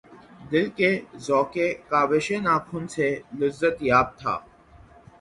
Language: Urdu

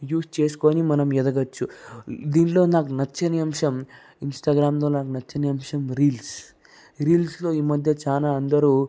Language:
Telugu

